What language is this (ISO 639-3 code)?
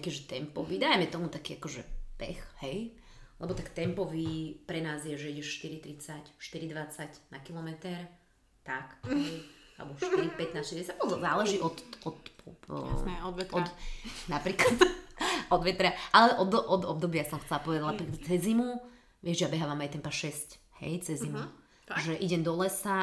slk